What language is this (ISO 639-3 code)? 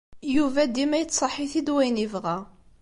kab